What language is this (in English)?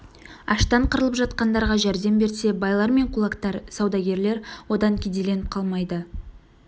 Kazakh